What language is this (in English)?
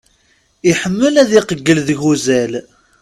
Kabyle